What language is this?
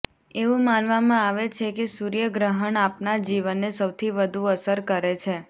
Gujarati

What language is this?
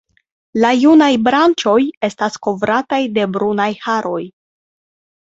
Esperanto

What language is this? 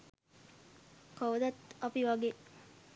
Sinhala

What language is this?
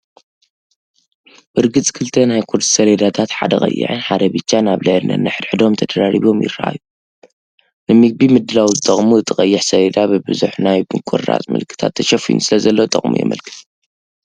Tigrinya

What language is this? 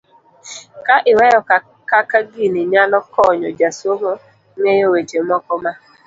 Luo (Kenya and Tanzania)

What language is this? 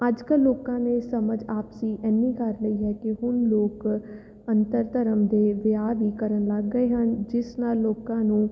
Punjabi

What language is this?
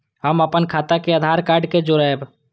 Maithili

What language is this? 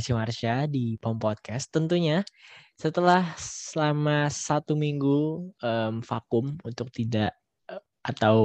Indonesian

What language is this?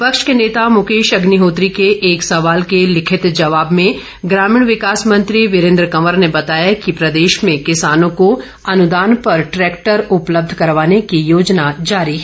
Hindi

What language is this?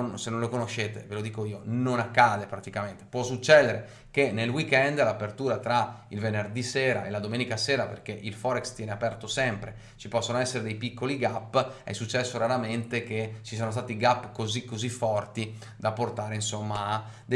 Italian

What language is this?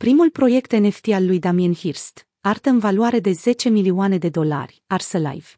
Romanian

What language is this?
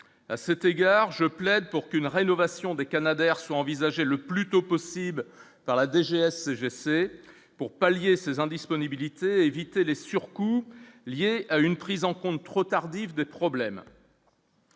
French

